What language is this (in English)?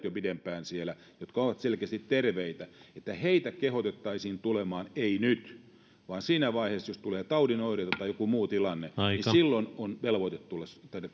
Finnish